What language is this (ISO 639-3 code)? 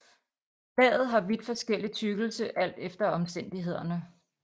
dan